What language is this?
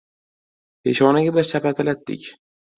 Uzbek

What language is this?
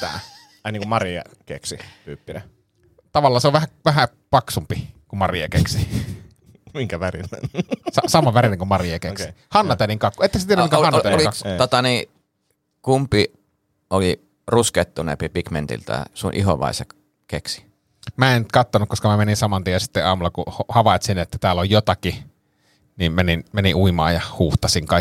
Finnish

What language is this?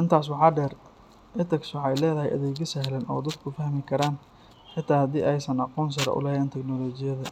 Somali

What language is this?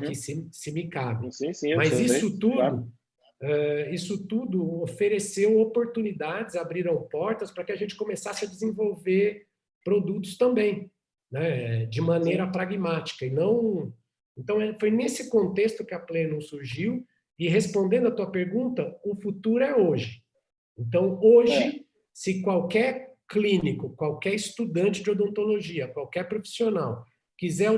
Portuguese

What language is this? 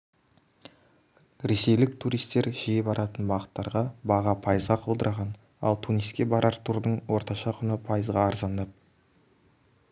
Kazakh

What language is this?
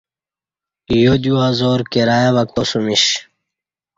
Kati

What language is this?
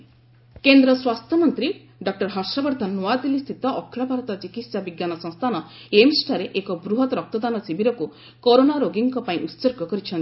Odia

